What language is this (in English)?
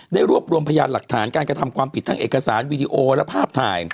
Thai